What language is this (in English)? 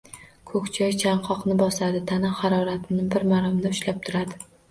Uzbek